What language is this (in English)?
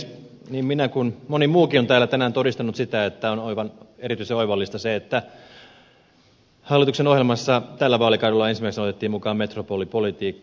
Finnish